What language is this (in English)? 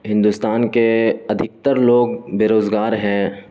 Urdu